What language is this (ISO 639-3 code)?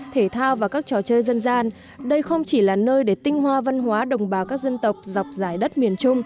vie